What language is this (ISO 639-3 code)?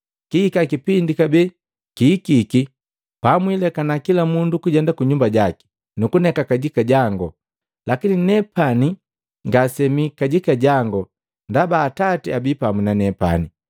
mgv